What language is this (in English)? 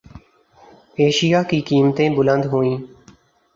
Urdu